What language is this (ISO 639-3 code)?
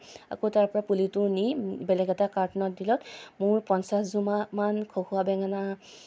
asm